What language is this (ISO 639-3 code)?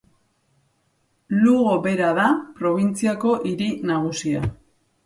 eus